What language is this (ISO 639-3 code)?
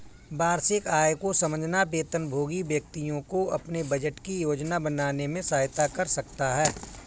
hin